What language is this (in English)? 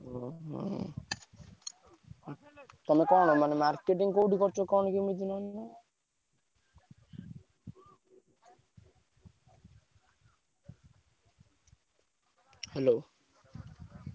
Odia